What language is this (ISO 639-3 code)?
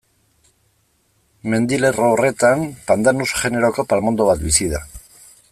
eus